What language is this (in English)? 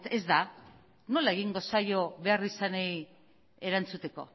Basque